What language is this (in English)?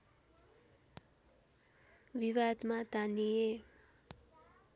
Nepali